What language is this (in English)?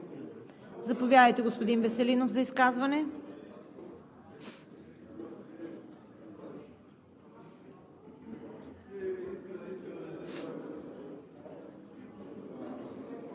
Bulgarian